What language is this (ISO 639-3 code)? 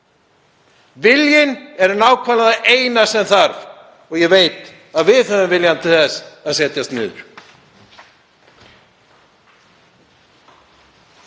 isl